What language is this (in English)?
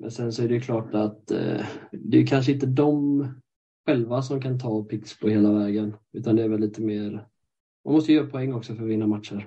Swedish